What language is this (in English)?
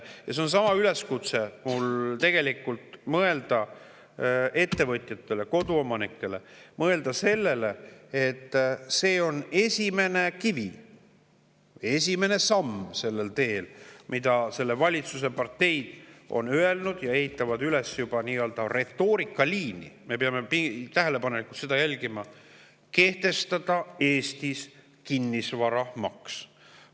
Estonian